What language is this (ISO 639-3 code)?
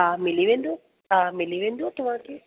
snd